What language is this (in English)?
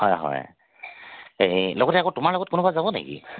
Assamese